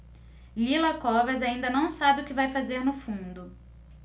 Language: Portuguese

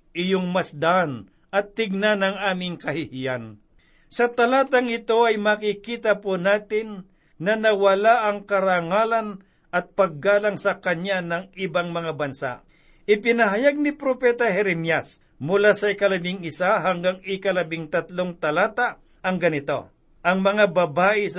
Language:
Filipino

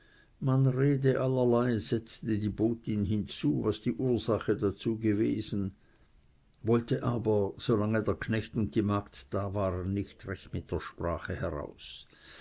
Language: German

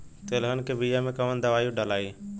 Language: Bhojpuri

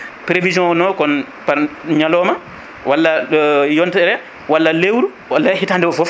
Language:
Fula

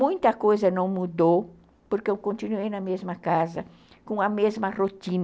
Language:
Portuguese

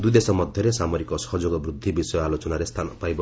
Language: Odia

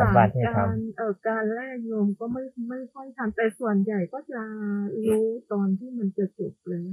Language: Thai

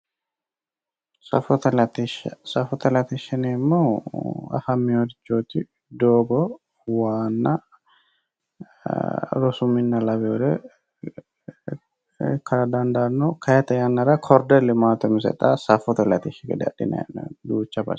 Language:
Sidamo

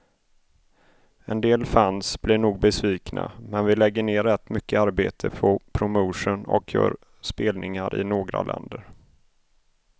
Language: Swedish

